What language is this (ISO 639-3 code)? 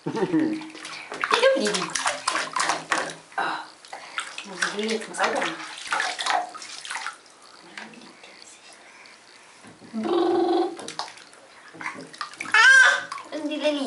deu